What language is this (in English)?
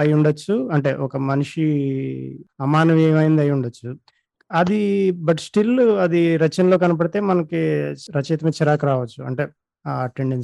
Telugu